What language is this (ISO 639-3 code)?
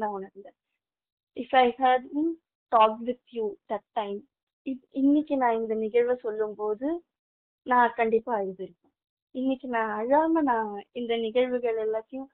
tam